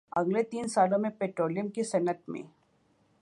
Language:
Urdu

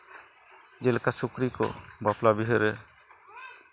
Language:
Santali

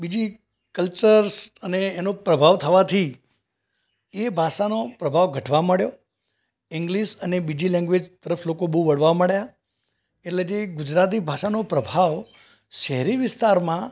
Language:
Gujarati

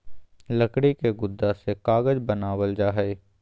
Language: Magahi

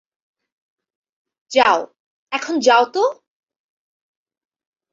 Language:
Bangla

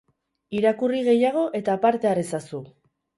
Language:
Basque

